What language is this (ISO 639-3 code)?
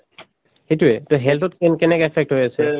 asm